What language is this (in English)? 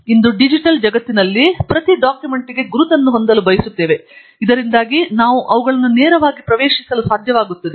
Kannada